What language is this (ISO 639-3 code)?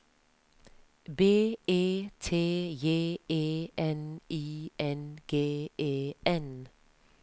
nor